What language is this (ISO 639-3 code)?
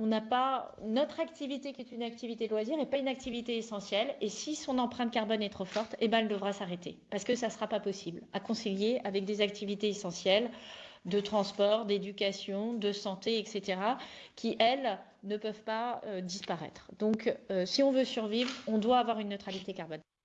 fra